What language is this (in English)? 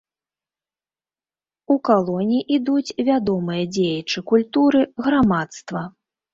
Belarusian